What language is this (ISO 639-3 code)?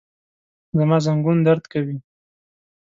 pus